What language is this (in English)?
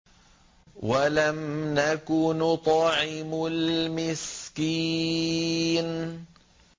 Arabic